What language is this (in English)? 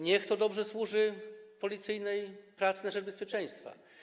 Polish